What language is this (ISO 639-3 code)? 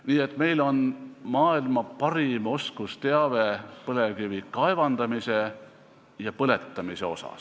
est